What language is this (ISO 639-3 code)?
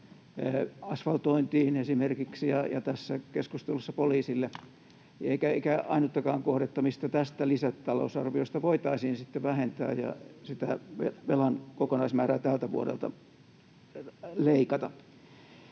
fin